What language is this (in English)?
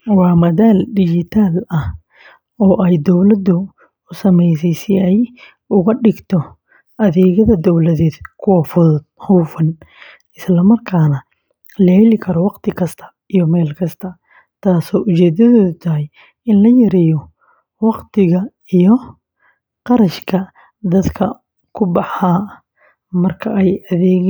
Somali